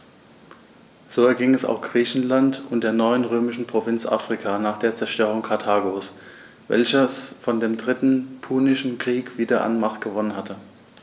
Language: German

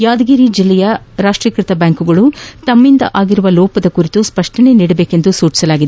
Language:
Kannada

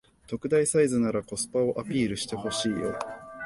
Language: Japanese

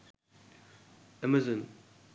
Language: Sinhala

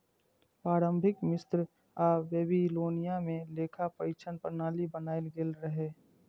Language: Maithili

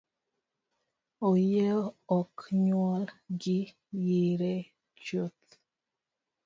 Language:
Luo (Kenya and Tanzania)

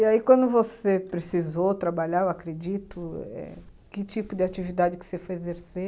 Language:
Portuguese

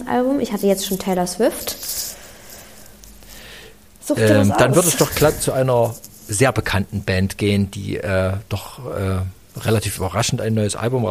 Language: German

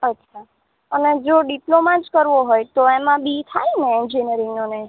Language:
Gujarati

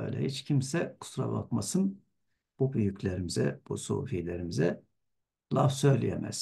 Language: Turkish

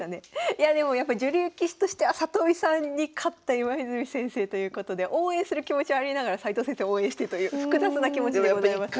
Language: Japanese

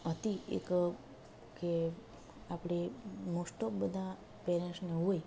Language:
Gujarati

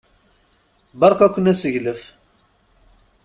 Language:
Kabyle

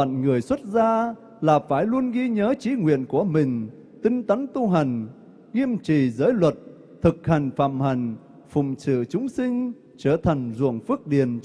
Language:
Vietnamese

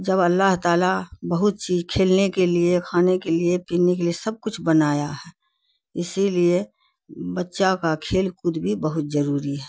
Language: Urdu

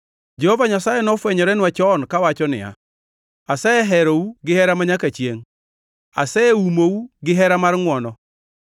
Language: Luo (Kenya and Tanzania)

